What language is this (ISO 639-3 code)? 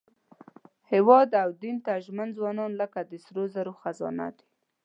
pus